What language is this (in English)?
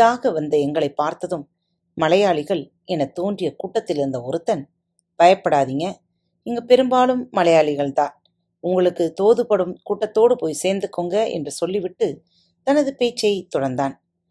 Tamil